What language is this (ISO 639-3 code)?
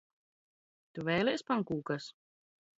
lav